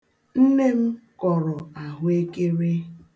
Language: Igbo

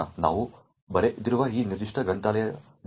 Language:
Kannada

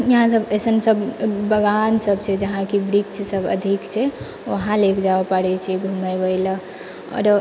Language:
Maithili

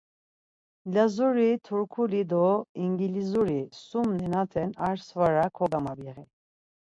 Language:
Laz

